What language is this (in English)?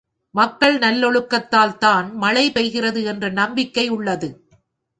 Tamil